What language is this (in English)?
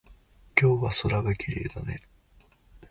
Japanese